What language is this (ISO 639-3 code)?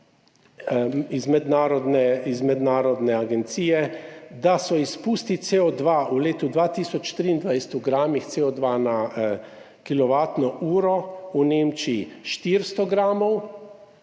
slv